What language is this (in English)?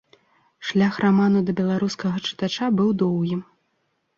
Belarusian